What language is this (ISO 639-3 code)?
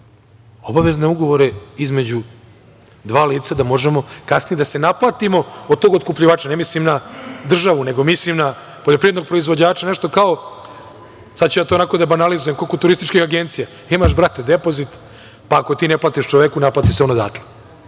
srp